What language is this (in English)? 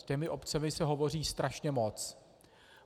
Czech